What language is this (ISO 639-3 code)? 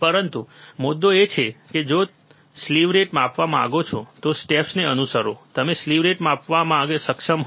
guj